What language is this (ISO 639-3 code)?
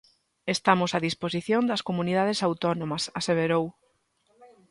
glg